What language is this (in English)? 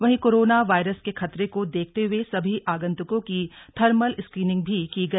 Hindi